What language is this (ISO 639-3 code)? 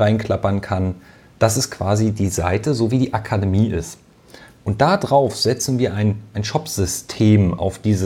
deu